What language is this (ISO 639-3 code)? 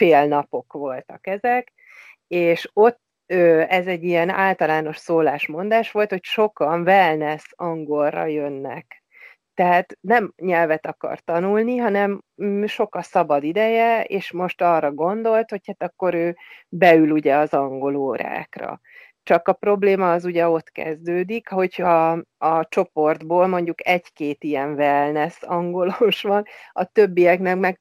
hun